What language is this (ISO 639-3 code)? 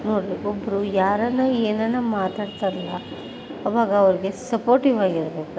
kan